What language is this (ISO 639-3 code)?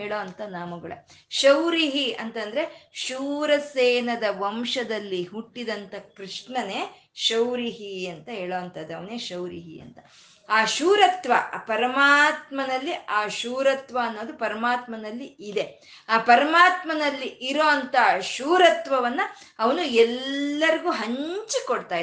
kan